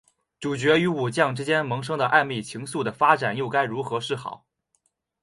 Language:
Chinese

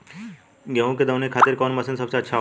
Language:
Bhojpuri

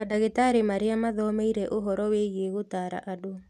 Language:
Kikuyu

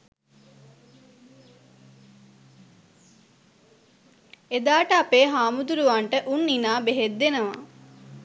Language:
Sinhala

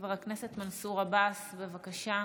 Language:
Hebrew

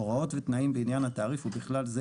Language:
Hebrew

